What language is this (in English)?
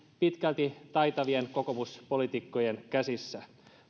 Finnish